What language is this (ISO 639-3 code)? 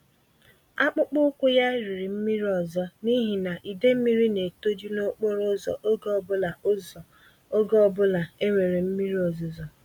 ibo